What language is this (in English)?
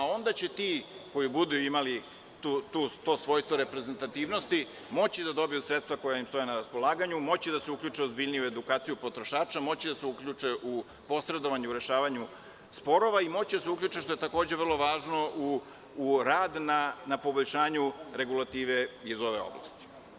Serbian